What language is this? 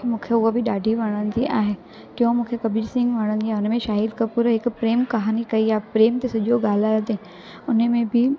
Sindhi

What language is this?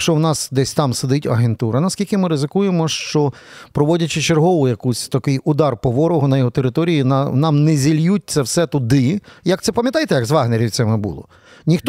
Ukrainian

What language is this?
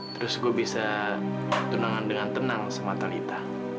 Indonesian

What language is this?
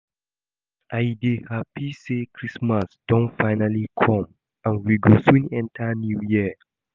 Nigerian Pidgin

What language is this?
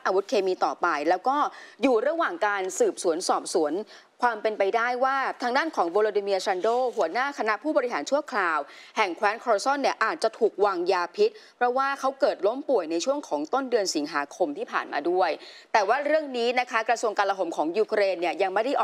Thai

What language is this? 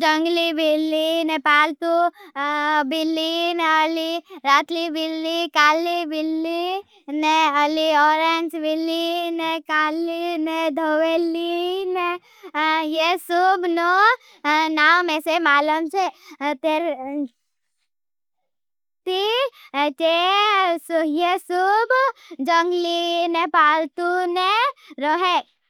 Bhili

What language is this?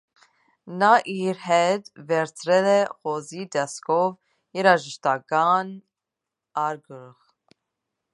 Armenian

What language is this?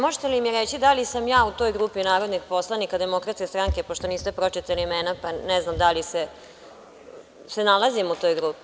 Serbian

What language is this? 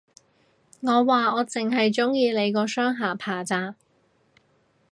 Cantonese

